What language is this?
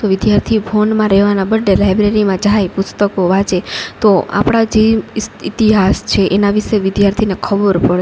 Gujarati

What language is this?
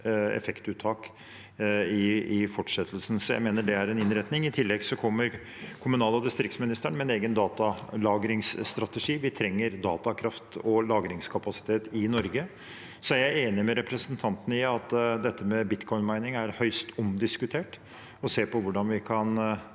Norwegian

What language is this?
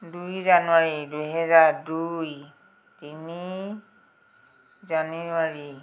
Assamese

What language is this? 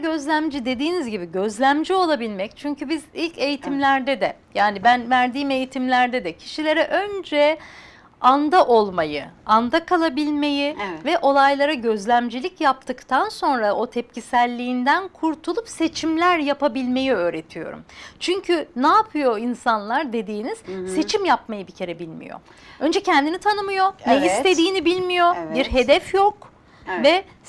Turkish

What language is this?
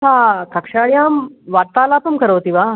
Sanskrit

